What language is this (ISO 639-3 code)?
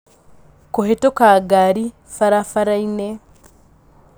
kik